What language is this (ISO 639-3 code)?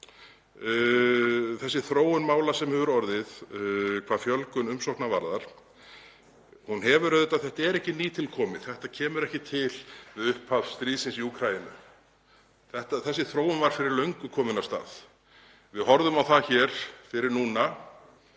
isl